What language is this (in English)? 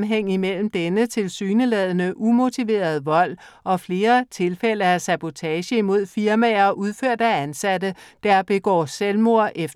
Danish